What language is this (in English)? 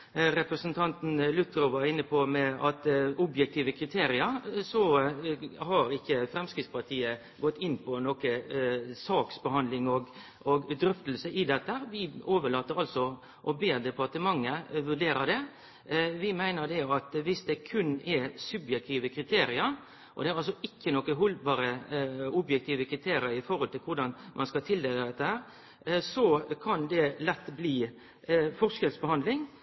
Norwegian Nynorsk